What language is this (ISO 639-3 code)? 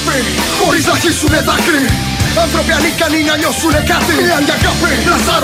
ell